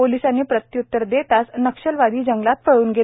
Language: Marathi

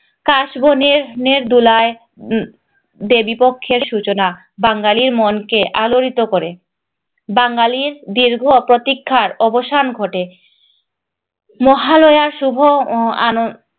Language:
Bangla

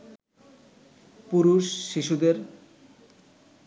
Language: Bangla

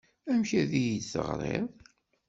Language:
Kabyle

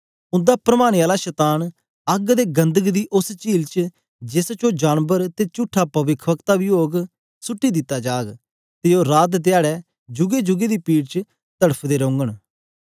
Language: Dogri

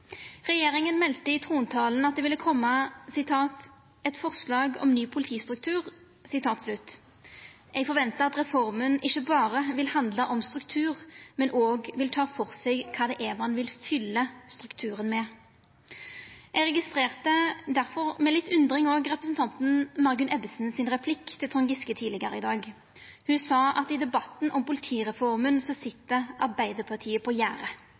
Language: Norwegian Nynorsk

